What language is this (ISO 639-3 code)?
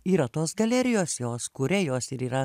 lit